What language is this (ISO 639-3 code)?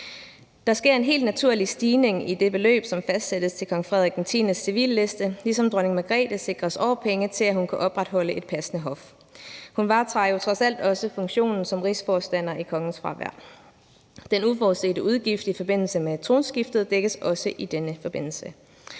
dan